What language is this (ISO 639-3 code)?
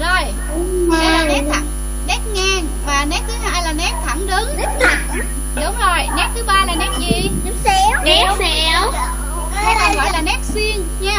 vie